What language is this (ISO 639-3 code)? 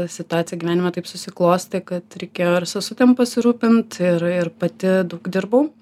lit